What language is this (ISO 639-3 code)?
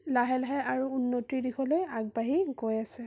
asm